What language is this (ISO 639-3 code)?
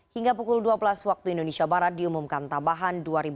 ind